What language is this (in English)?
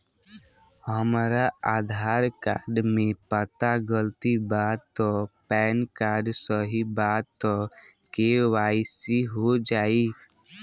Bhojpuri